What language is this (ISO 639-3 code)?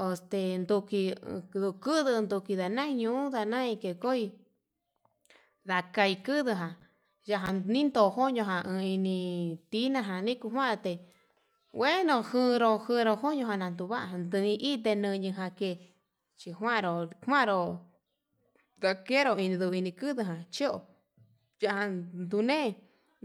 mab